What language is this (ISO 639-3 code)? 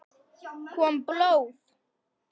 isl